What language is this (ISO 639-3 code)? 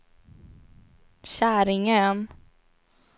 swe